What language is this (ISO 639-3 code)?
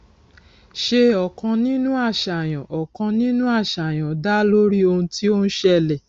yor